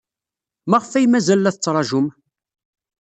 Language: Kabyle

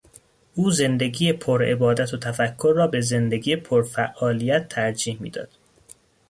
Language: Persian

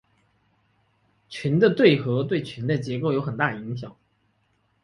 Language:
Chinese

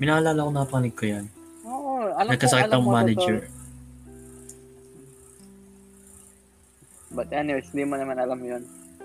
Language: Filipino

